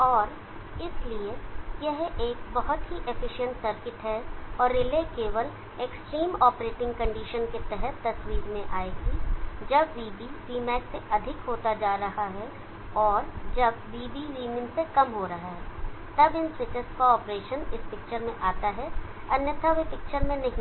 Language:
Hindi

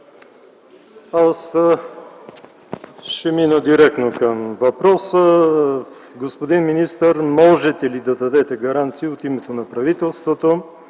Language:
Bulgarian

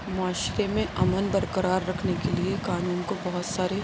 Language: Urdu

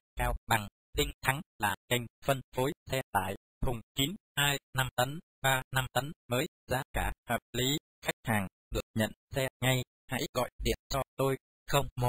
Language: Vietnamese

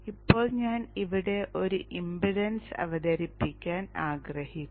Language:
Malayalam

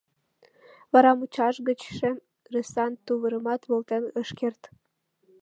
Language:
Mari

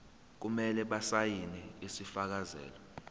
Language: Zulu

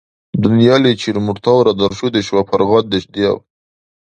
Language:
Dargwa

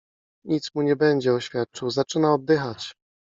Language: Polish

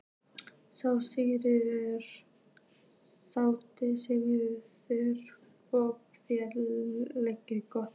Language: Icelandic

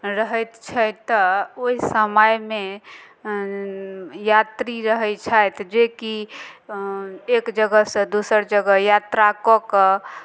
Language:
Maithili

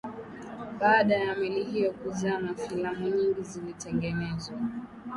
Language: Swahili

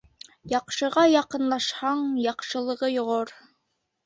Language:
Bashkir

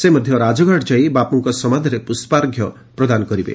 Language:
Odia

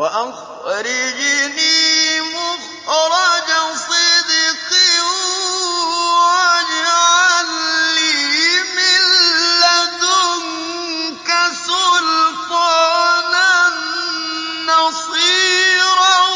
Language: Arabic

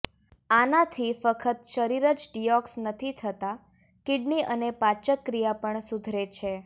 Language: Gujarati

